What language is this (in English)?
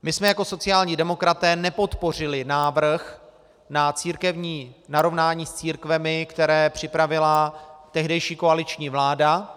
Czech